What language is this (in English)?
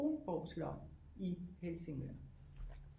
Danish